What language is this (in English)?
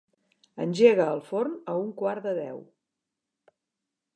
Catalan